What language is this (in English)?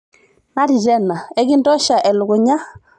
Masai